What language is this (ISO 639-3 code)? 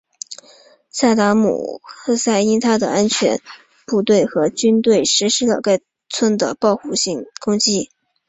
zho